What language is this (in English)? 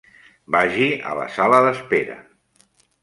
Catalan